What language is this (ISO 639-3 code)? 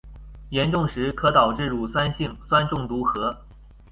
zho